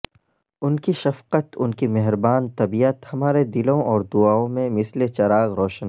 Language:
Urdu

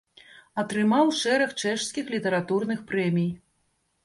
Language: Belarusian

